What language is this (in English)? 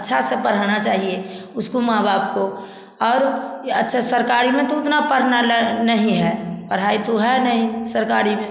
Hindi